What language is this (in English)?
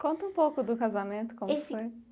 Portuguese